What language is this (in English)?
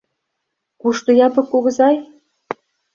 Mari